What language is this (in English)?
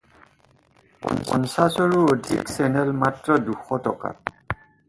Assamese